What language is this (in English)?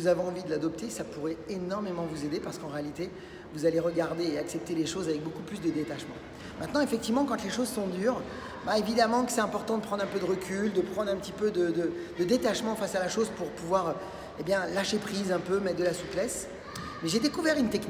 French